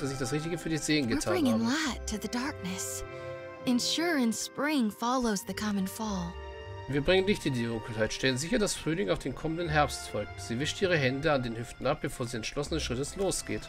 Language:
German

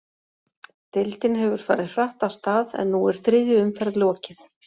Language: Icelandic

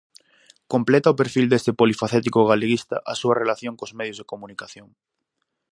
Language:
Galician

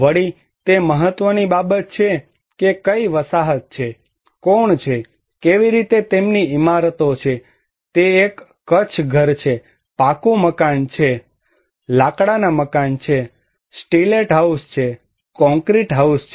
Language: Gujarati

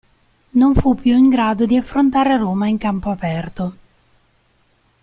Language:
Italian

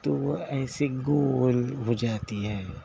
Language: Urdu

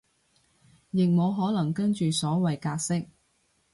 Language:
Cantonese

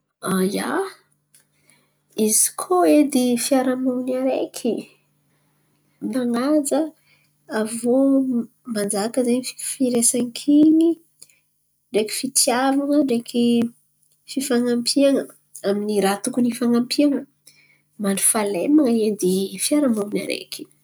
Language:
Antankarana Malagasy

